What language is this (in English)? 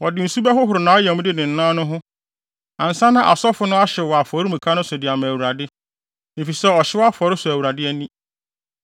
Akan